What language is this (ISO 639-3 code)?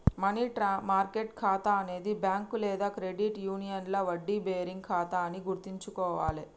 tel